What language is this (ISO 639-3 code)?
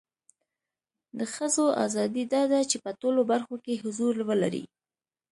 pus